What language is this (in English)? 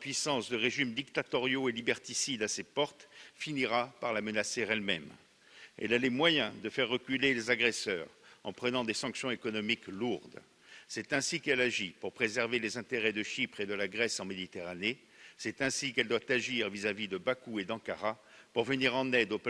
French